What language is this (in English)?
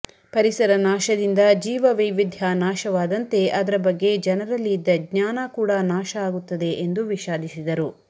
Kannada